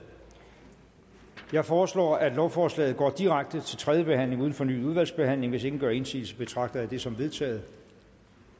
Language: Danish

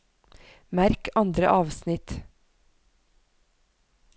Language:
Norwegian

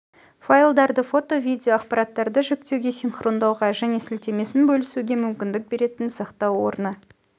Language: Kazakh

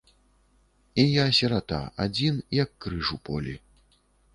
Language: Belarusian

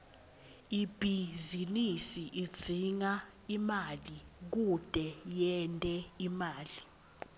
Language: Swati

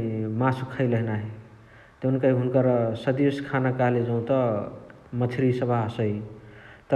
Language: Chitwania Tharu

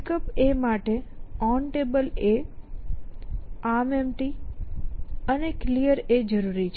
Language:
Gujarati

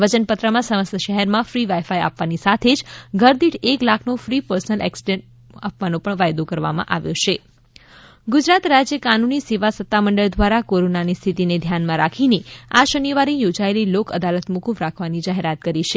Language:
Gujarati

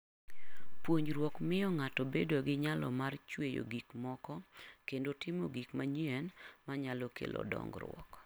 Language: Luo (Kenya and Tanzania)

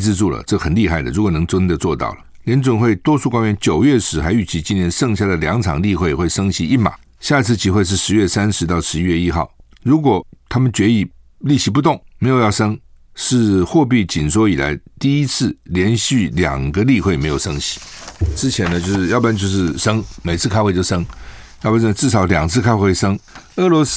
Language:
Chinese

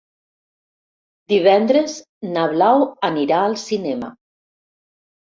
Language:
Catalan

